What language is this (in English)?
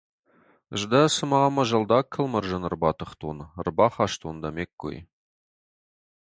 Ossetic